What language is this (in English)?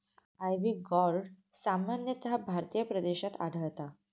Marathi